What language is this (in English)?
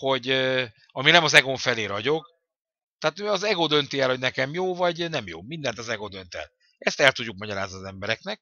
Hungarian